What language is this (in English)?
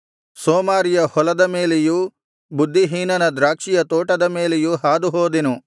Kannada